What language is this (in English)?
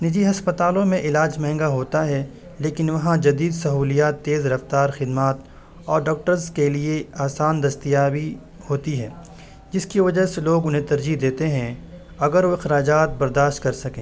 Urdu